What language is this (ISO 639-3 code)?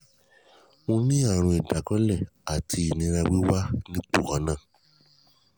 yor